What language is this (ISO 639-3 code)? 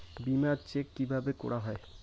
ben